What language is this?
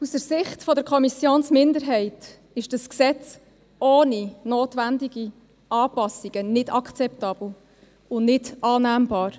Swiss German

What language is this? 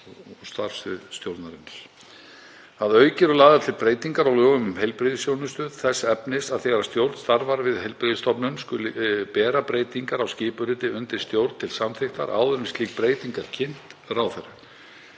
Icelandic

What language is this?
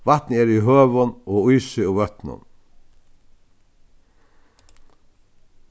Faroese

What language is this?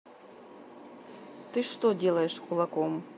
Russian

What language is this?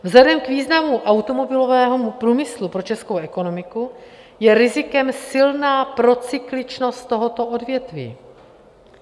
Czech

